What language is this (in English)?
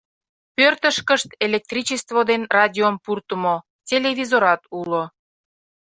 Mari